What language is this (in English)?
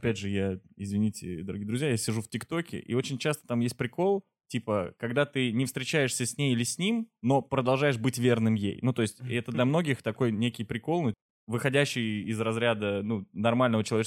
Russian